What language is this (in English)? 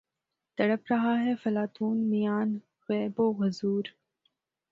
Urdu